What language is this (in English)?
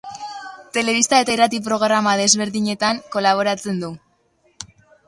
Basque